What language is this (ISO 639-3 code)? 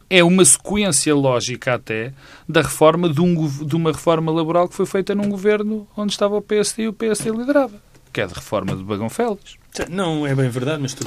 por